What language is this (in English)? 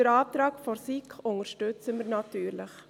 Swiss German